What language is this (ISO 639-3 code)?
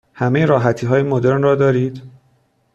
fas